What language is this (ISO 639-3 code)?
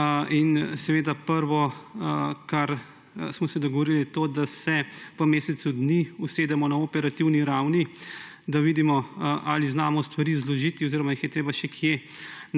slv